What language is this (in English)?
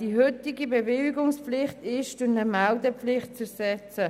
Swiss German